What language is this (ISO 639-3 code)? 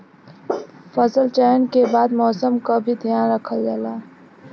bho